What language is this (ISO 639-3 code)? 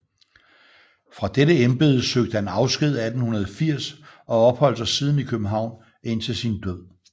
dan